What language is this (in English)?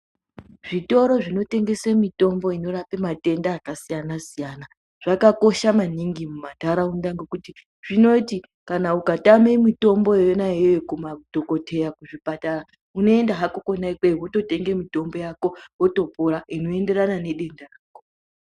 Ndau